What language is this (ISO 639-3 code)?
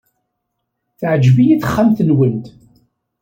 kab